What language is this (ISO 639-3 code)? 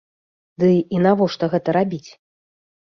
bel